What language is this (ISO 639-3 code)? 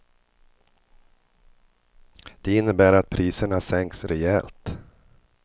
swe